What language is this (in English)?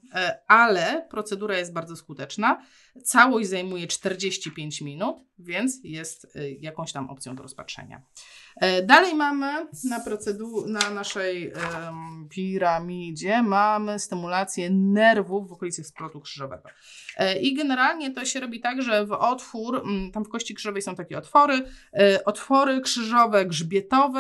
Polish